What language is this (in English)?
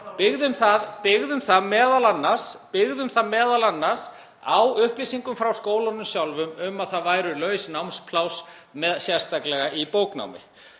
Icelandic